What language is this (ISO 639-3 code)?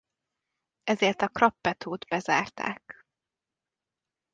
hun